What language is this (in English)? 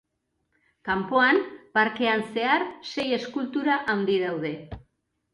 Basque